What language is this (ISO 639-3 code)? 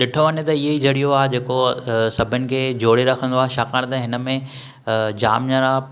snd